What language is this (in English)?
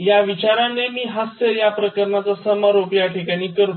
Marathi